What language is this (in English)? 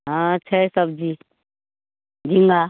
Maithili